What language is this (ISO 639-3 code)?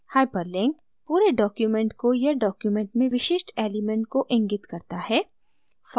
hin